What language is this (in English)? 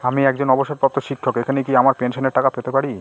Bangla